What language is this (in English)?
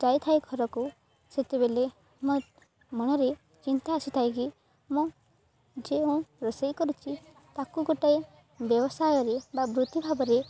Odia